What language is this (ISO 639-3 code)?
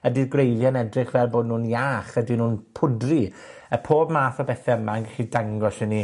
cym